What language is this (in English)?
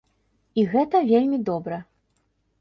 Belarusian